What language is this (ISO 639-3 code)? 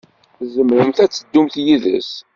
kab